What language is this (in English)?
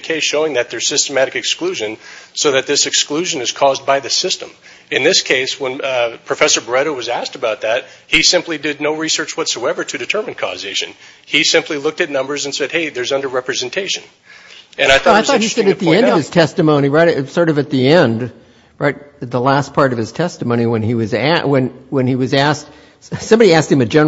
English